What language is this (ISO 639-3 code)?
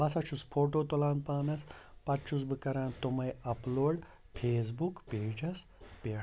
kas